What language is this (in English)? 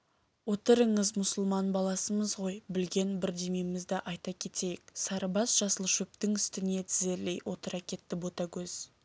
Kazakh